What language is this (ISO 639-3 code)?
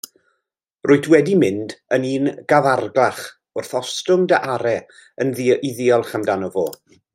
cym